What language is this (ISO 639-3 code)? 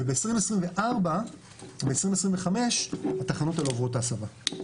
heb